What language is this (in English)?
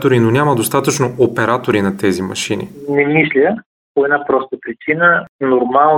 Bulgarian